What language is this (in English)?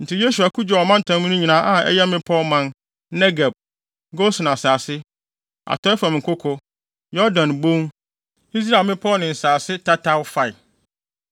Akan